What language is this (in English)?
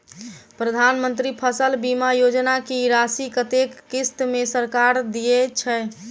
Maithili